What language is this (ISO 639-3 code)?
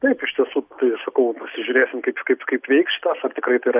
lit